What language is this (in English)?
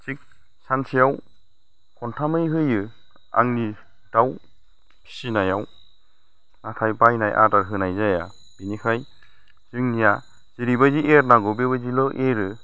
Bodo